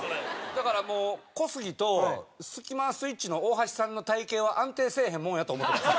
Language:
Japanese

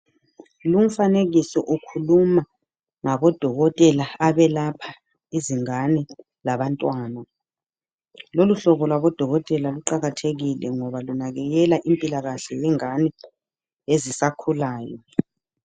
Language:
North Ndebele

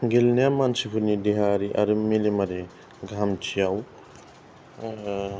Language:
Bodo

